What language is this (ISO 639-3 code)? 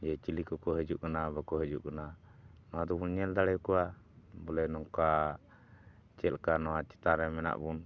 sat